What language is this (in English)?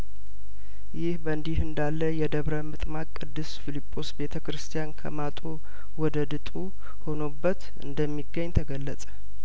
Amharic